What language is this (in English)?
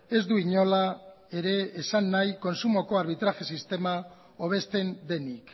Basque